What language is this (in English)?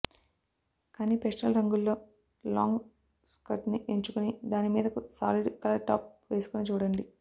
Telugu